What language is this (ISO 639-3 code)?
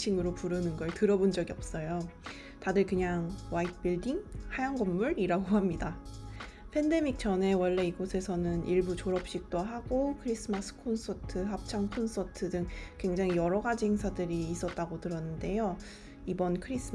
kor